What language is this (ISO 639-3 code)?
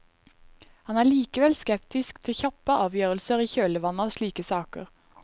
nor